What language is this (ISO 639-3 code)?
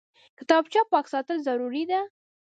pus